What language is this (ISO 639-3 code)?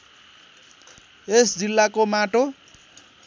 nep